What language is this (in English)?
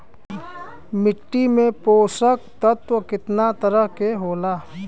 Bhojpuri